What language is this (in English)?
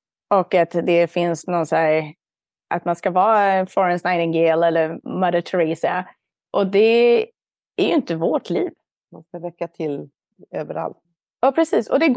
Swedish